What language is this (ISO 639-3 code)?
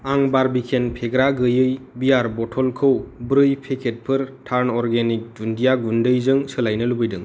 brx